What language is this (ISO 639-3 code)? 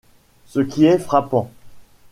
fra